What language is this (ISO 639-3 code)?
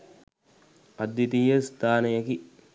sin